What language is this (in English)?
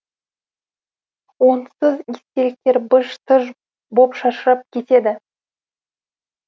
Kazakh